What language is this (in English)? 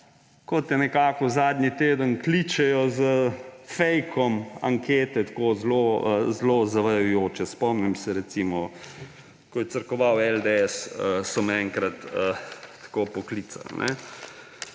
Slovenian